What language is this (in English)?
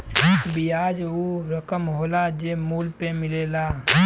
Bhojpuri